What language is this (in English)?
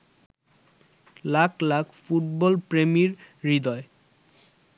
Bangla